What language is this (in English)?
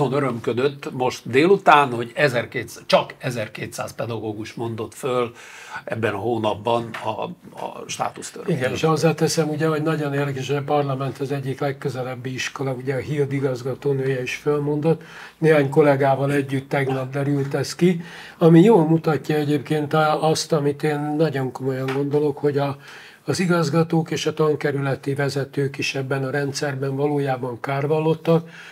Hungarian